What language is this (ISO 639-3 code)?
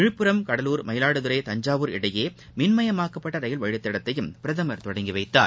tam